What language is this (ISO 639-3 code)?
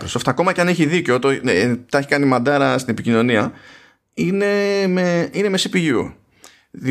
ell